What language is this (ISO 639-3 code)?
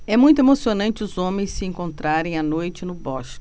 por